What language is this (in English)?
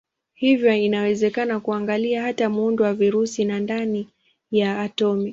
Swahili